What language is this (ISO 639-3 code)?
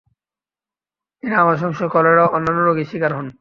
ben